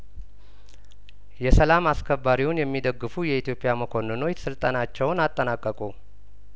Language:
Amharic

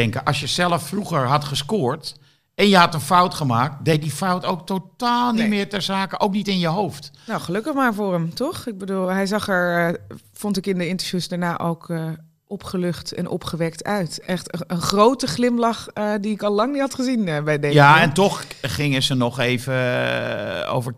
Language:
Dutch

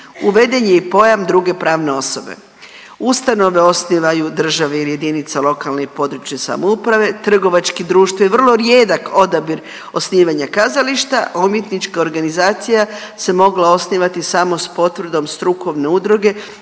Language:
Croatian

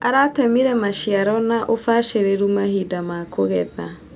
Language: Kikuyu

